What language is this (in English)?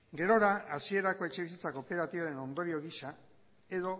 Basque